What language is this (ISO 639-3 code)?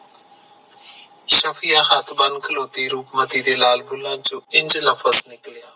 pan